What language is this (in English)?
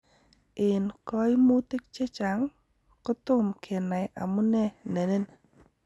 Kalenjin